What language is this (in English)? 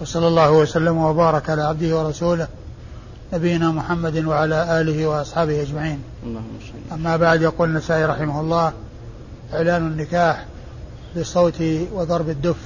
Arabic